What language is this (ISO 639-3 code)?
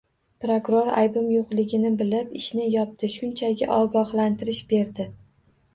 uzb